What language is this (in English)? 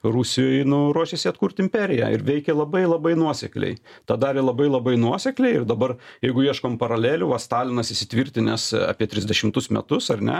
Lithuanian